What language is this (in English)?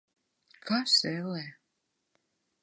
Latvian